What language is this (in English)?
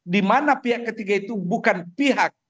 Indonesian